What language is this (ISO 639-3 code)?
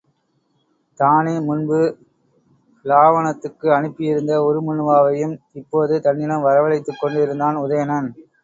tam